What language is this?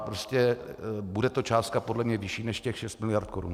Czech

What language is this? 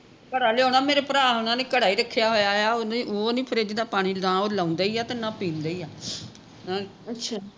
Punjabi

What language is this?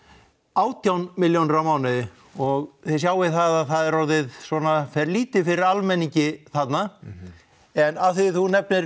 Icelandic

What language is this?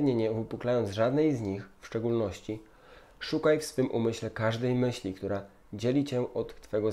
Polish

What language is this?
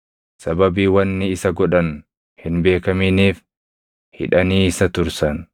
Oromo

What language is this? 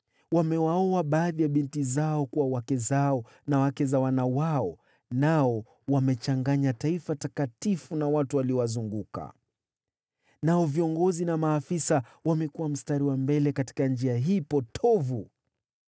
Swahili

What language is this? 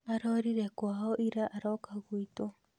Kikuyu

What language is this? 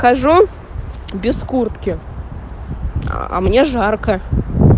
Russian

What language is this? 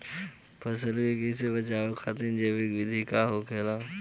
Bhojpuri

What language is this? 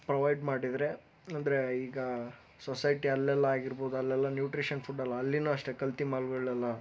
Kannada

